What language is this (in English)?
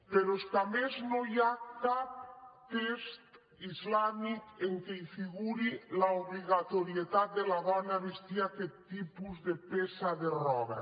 Catalan